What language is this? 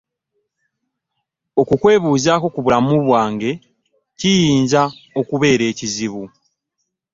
Ganda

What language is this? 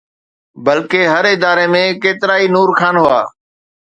Sindhi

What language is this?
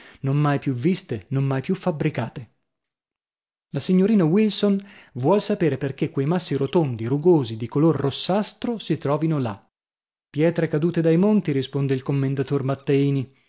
Italian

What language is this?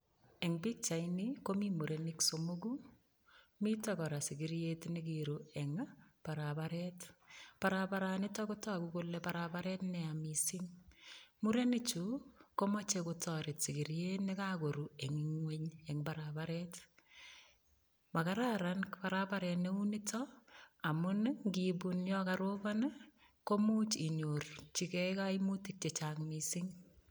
Kalenjin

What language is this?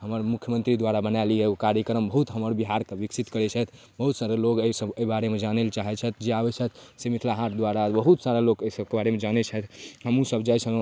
Maithili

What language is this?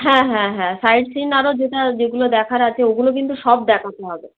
Bangla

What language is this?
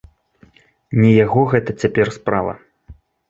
Belarusian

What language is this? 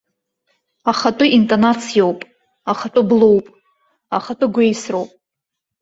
Abkhazian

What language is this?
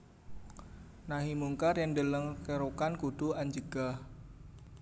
Javanese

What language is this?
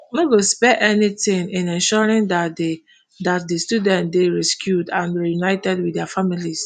Nigerian Pidgin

